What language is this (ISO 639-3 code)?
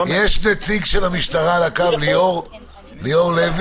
heb